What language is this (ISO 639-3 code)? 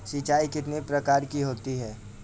hin